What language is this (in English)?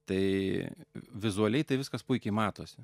Lithuanian